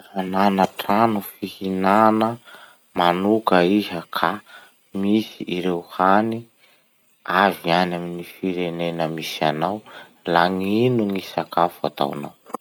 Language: Masikoro Malagasy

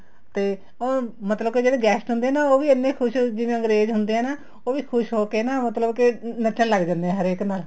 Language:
Punjabi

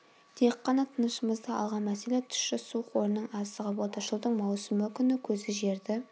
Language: Kazakh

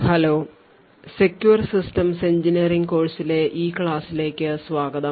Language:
Malayalam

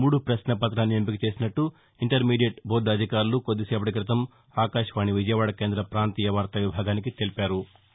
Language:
Telugu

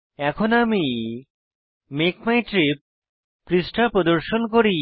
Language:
Bangla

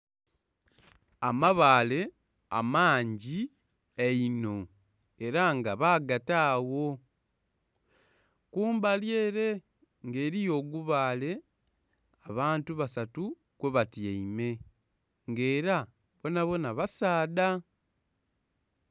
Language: Soga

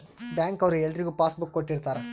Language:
Kannada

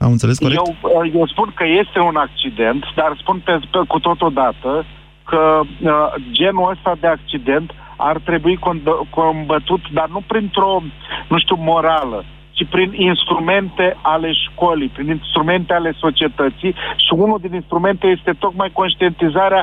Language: Romanian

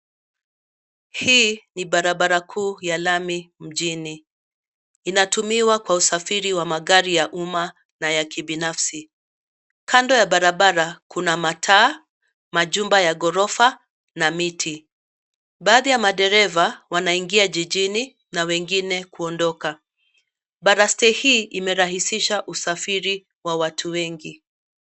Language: Swahili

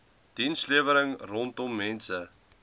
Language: Afrikaans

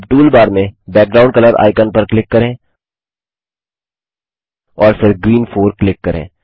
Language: Hindi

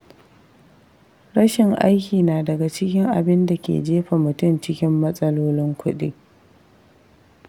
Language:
Hausa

